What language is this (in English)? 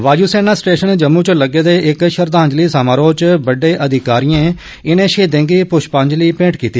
Dogri